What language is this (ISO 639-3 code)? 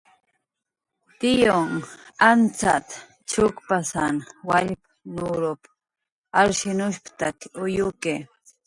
jqr